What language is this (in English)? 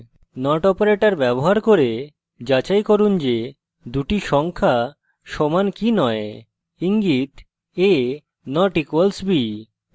Bangla